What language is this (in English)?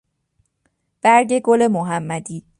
Persian